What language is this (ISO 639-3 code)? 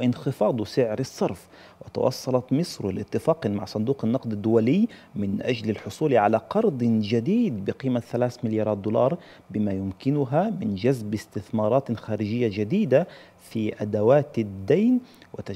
ara